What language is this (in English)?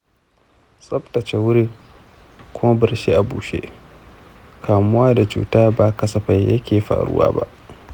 Hausa